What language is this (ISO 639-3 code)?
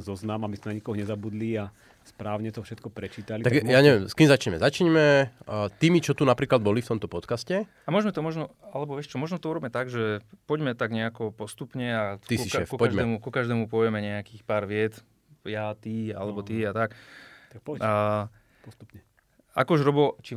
slk